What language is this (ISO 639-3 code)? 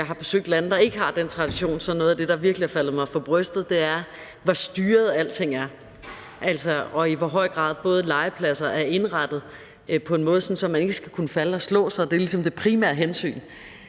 dan